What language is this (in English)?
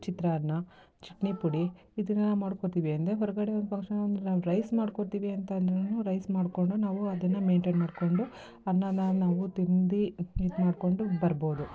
Kannada